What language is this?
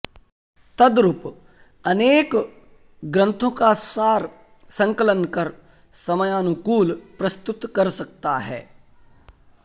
Sanskrit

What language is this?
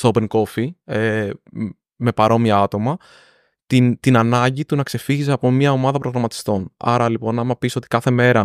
Greek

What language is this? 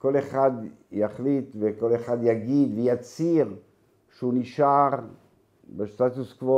Hebrew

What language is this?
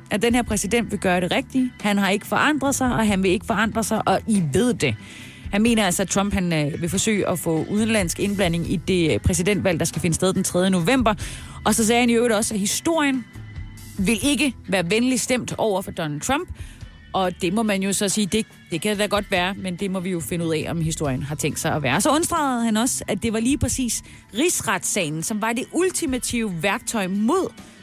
Danish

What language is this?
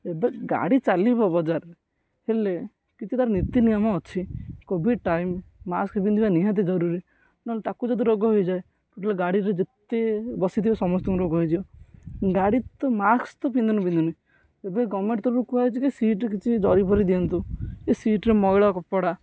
Odia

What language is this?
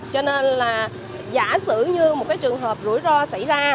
Vietnamese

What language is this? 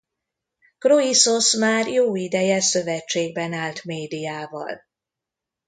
Hungarian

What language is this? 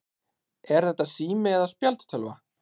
Icelandic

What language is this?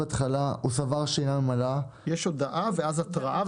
Hebrew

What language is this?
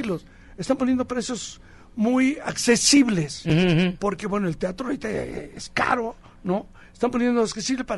Spanish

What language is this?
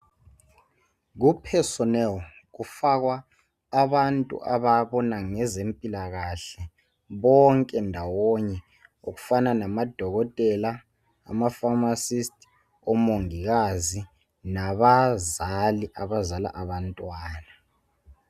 North Ndebele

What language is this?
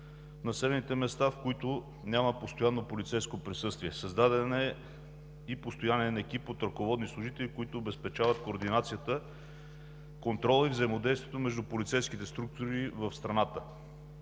Bulgarian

